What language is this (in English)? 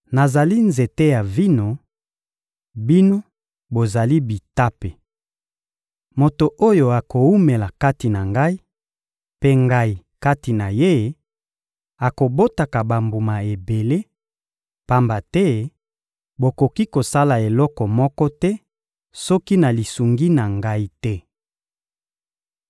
Lingala